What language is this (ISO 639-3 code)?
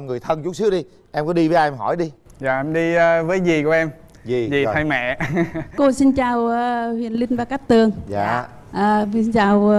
vie